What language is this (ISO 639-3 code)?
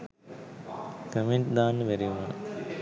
sin